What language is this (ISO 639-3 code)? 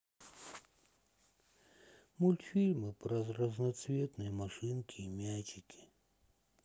rus